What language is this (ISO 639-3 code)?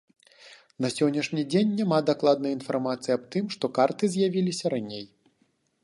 bel